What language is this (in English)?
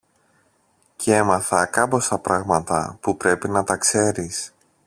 Greek